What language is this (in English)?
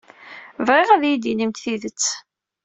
Kabyle